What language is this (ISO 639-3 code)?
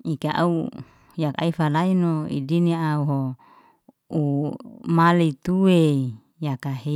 ste